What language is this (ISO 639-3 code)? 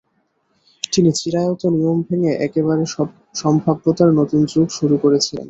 ben